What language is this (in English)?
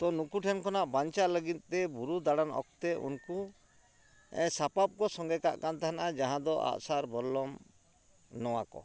Santali